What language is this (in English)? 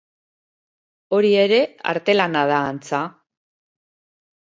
Basque